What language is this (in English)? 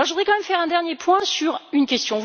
French